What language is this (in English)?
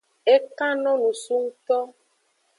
Aja (Benin)